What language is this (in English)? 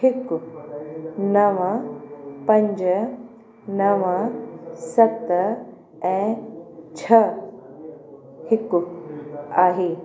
Sindhi